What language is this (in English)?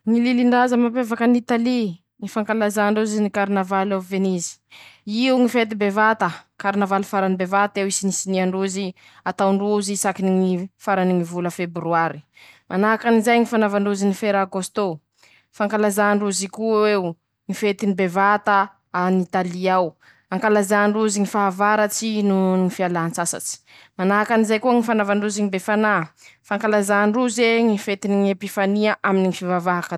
Masikoro Malagasy